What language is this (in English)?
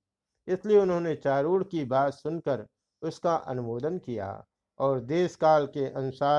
Hindi